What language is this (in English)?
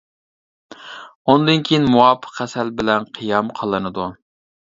Uyghur